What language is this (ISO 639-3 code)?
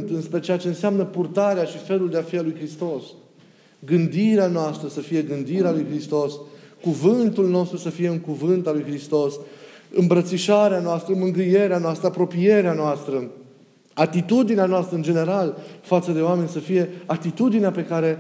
ron